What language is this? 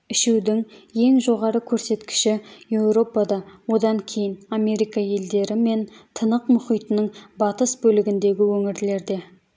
Kazakh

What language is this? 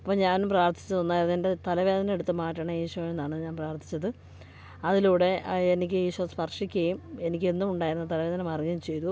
Malayalam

